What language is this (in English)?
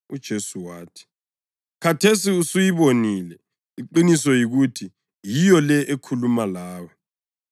North Ndebele